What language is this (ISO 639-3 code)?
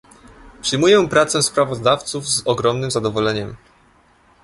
pol